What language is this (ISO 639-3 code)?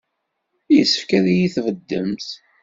kab